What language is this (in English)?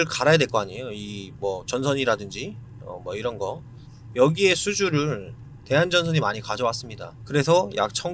Korean